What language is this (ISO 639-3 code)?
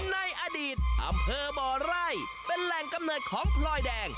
tha